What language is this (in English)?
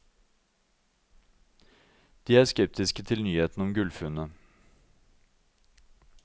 Norwegian